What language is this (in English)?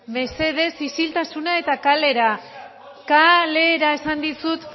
Basque